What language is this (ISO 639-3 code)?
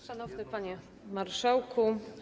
pol